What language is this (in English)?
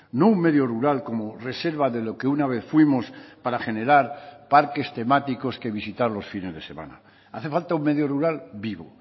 Spanish